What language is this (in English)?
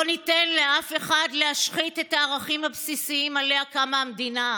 Hebrew